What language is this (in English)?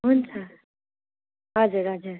Nepali